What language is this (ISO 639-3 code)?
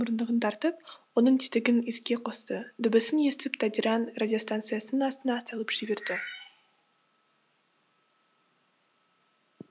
kaz